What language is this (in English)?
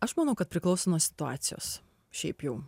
Lithuanian